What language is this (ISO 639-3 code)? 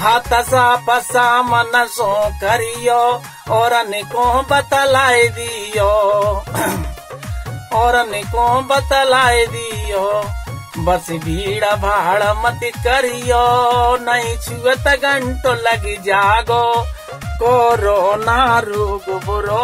hin